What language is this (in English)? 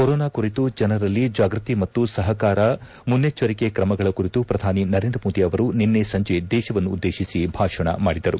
Kannada